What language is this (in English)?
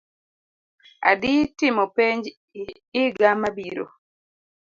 Luo (Kenya and Tanzania)